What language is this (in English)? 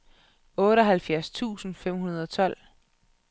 Danish